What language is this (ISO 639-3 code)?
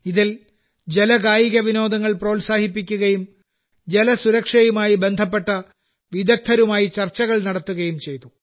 mal